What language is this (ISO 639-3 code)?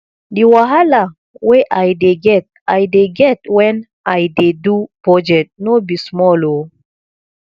pcm